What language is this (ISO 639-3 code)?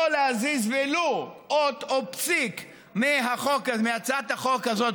heb